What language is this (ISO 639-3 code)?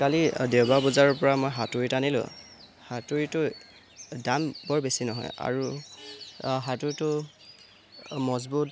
asm